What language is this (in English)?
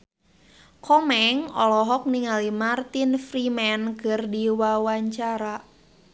Sundanese